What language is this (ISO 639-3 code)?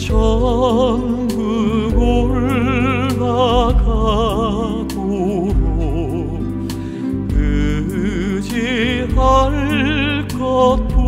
ron